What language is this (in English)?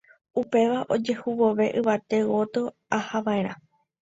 Guarani